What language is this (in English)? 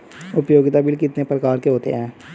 Hindi